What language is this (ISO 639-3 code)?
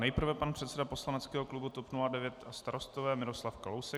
ces